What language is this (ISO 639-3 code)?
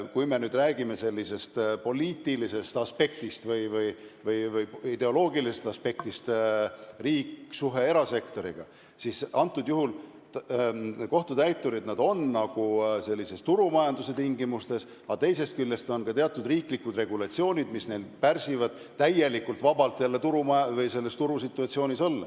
est